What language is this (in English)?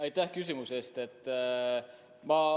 Estonian